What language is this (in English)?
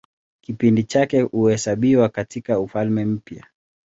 Swahili